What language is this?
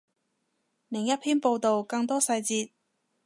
Cantonese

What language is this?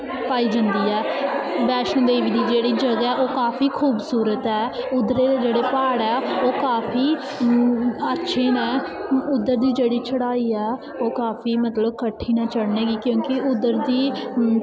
Dogri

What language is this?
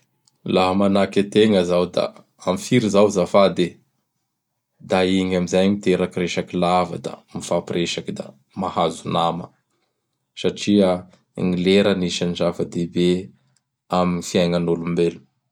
Bara Malagasy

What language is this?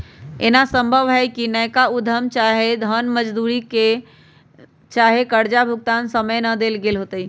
Magahi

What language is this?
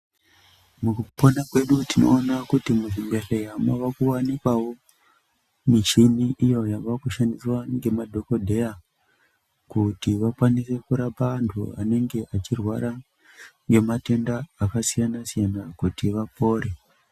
Ndau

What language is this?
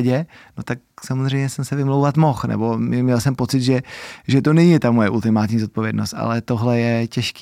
Czech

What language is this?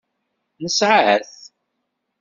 Kabyle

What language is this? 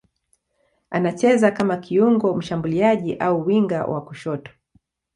Swahili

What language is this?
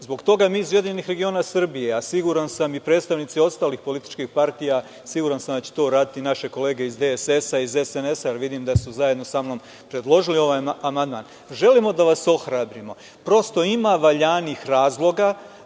Serbian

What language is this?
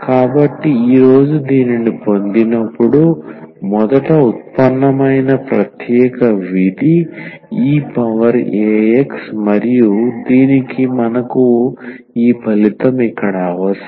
Telugu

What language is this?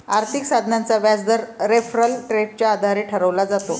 Marathi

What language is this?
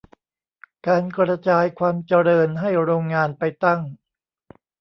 Thai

